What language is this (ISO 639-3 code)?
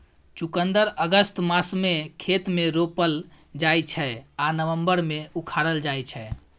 mai